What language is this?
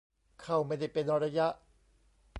Thai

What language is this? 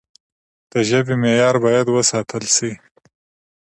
Pashto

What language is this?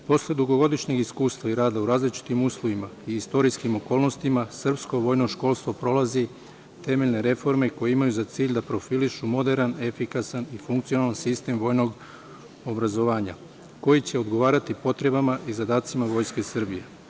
Serbian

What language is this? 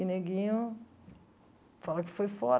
Portuguese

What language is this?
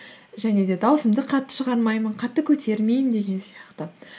Kazakh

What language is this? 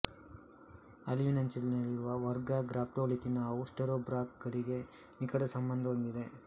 Kannada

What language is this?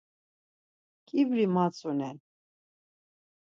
Laz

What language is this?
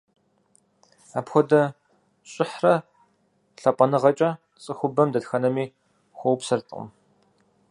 Kabardian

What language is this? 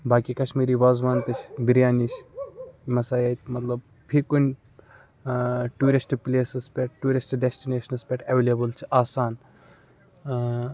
Kashmiri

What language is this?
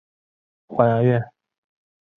Chinese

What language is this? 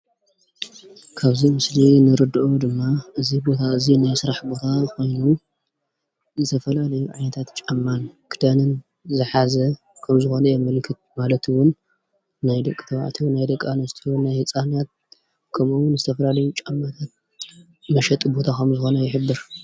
Tigrinya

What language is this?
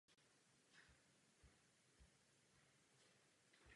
Czech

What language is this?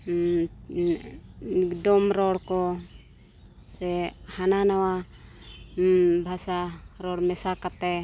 Santali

